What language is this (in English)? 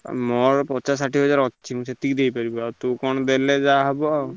Odia